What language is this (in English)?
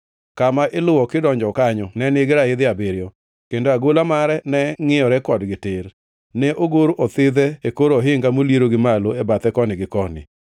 Luo (Kenya and Tanzania)